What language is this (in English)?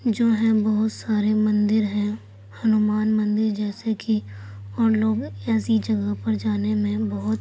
Urdu